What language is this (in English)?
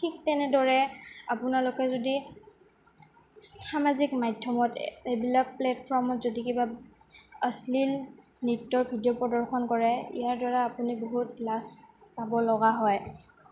Assamese